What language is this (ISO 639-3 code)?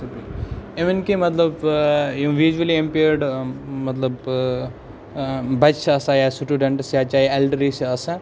kas